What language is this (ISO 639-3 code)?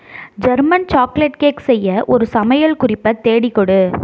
tam